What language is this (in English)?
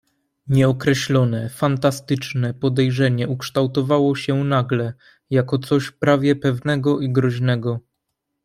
Polish